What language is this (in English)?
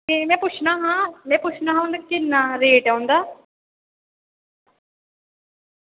Dogri